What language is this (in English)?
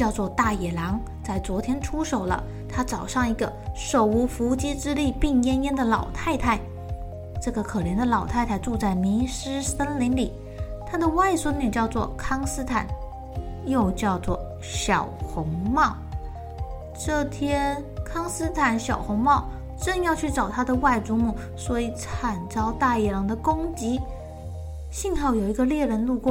Chinese